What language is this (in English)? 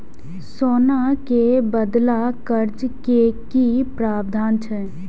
Maithili